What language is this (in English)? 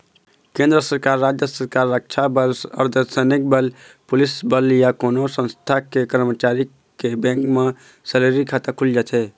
Chhattisgarhi